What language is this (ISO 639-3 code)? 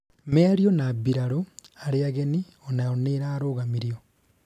kik